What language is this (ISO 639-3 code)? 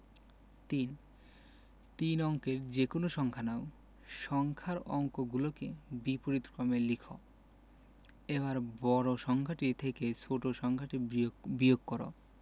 ben